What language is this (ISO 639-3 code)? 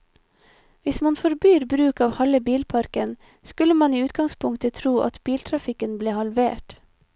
nor